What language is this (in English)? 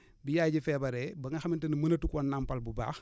Wolof